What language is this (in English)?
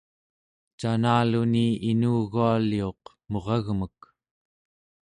Central Yupik